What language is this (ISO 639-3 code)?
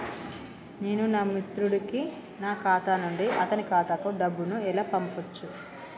tel